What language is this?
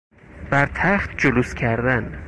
Persian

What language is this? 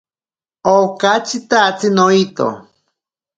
Ashéninka Perené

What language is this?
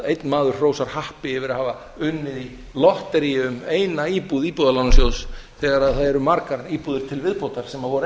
Icelandic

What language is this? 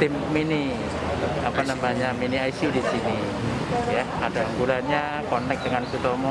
Indonesian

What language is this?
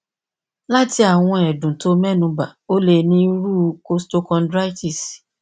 Yoruba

